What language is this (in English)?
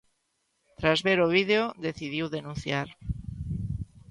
Galician